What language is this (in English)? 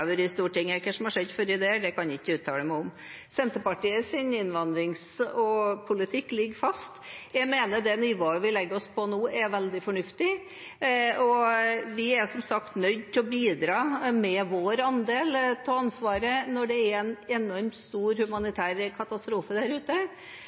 Norwegian Bokmål